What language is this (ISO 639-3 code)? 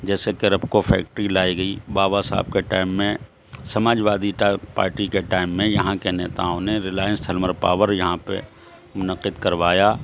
urd